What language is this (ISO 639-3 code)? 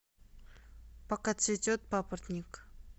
rus